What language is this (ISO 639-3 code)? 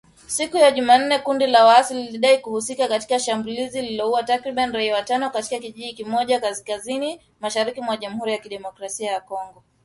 swa